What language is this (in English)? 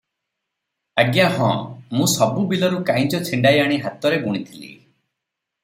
Odia